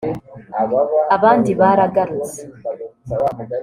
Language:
Kinyarwanda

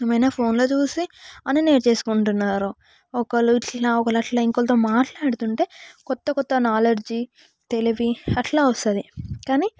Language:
Telugu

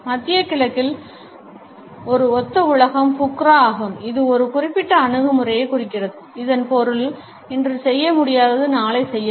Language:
Tamil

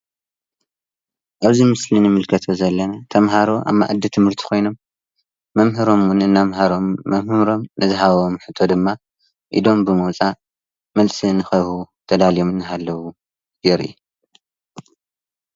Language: Tigrinya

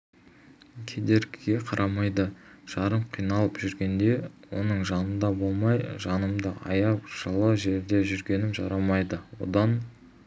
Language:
Kazakh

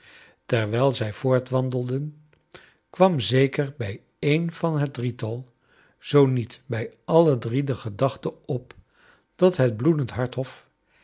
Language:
Dutch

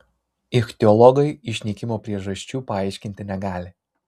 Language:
Lithuanian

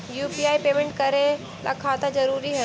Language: Magahi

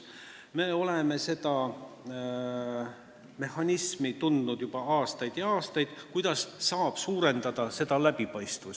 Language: Estonian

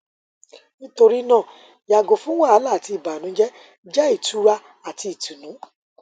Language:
Yoruba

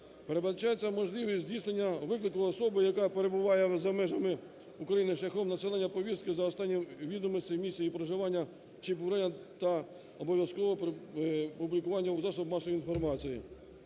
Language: Ukrainian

